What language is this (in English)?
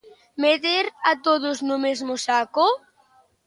Galician